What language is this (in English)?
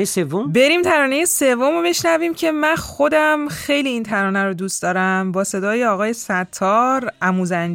Persian